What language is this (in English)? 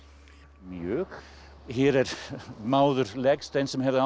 Icelandic